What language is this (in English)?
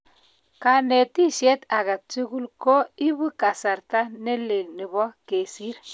Kalenjin